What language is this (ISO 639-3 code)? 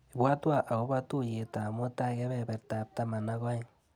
kln